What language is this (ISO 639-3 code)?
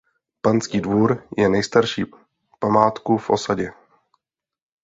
ces